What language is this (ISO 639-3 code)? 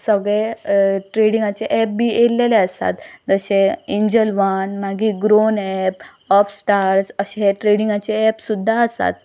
kok